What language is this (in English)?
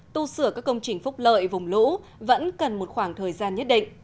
Vietnamese